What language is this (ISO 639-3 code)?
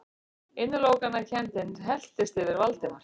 isl